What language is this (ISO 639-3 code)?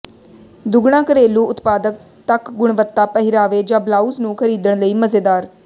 pan